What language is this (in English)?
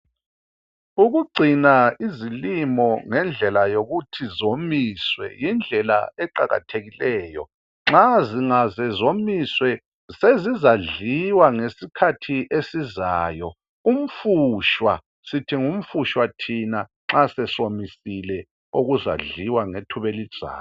North Ndebele